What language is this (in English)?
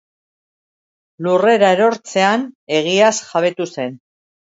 Basque